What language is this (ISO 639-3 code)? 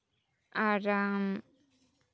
sat